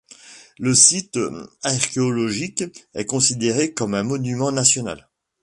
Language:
French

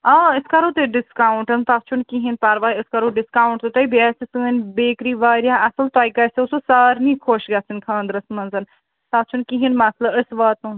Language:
Kashmiri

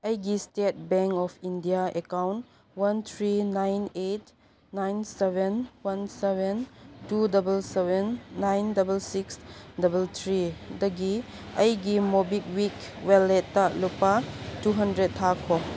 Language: Manipuri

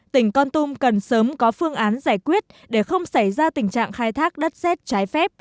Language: Vietnamese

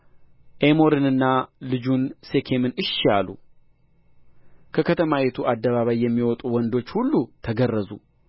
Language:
Amharic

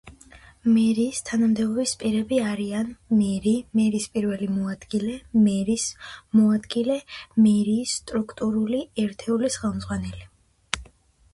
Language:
Georgian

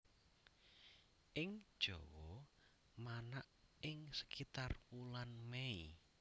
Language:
Javanese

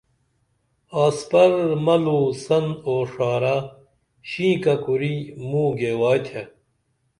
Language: Dameli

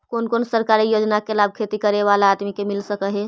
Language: Magahi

